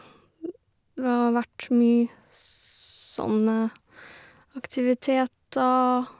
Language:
Norwegian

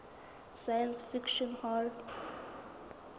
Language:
Southern Sotho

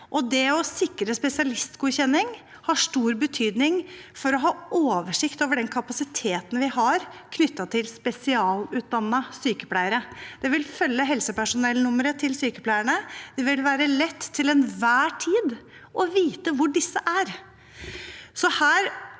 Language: Norwegian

